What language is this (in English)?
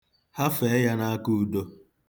Igbo